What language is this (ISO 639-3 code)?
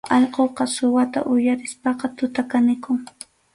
qxu